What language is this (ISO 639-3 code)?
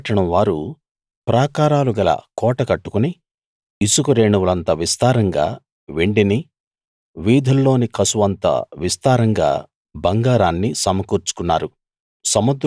tel